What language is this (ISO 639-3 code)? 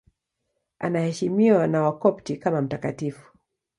swa